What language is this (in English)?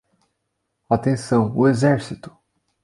Portuguese